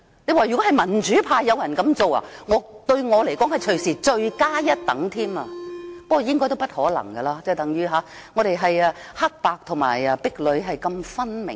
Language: Cantonese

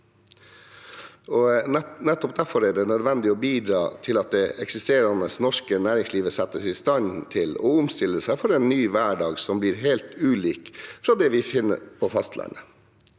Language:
Norwegian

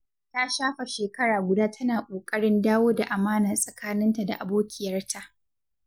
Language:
Hausa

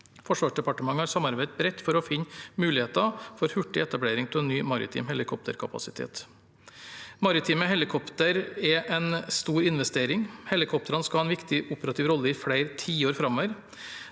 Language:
Norwegian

